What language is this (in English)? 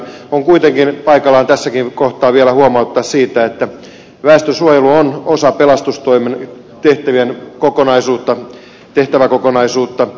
Finnish